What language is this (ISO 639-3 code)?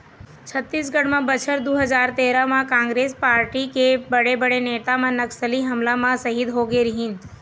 hne